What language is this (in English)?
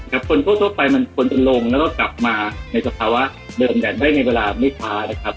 Thai